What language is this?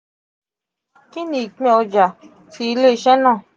Yoruba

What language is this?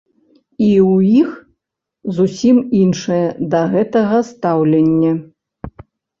Belarusian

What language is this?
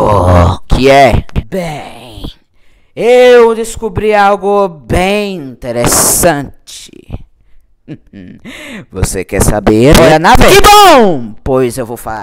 Portuguese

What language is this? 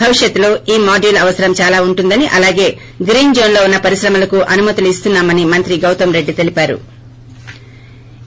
Telugu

